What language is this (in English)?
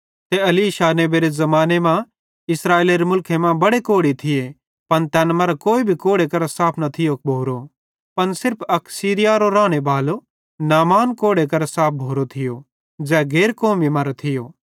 Bhadrawahi